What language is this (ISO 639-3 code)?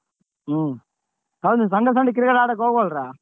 kan